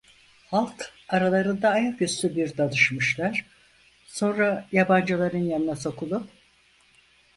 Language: Turkish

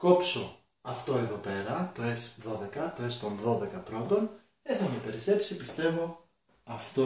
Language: Greek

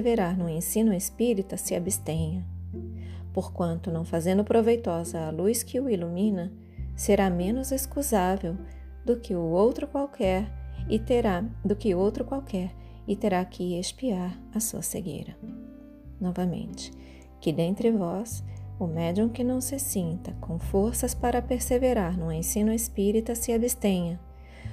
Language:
Portuguese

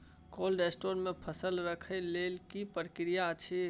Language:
Maithili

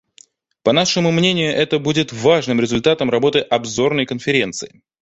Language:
Russian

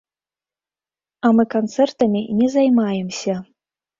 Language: Belarusian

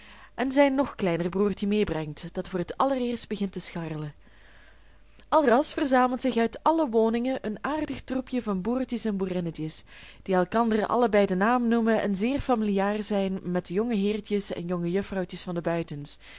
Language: Dutch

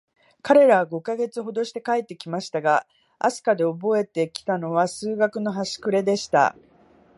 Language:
Japanese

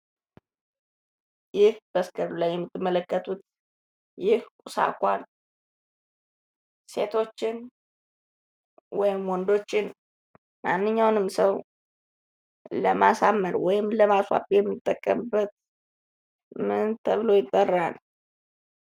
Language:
Amharic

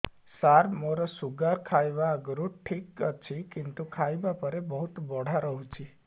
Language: Odia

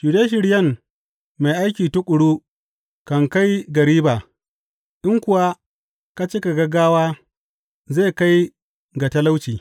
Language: Hausa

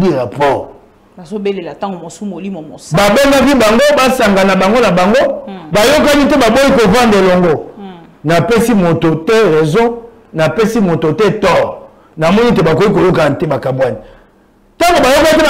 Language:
French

